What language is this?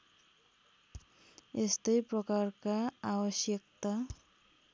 Nepali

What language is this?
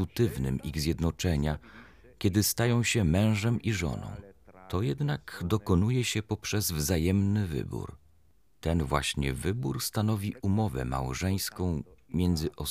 Polish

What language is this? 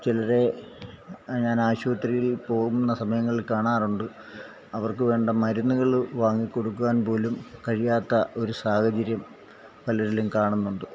Malayalam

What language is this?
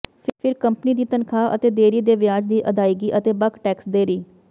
Punjabi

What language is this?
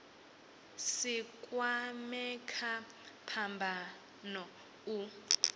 Venda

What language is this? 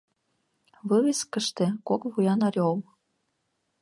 Mari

